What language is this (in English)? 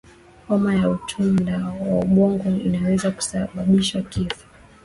Swahili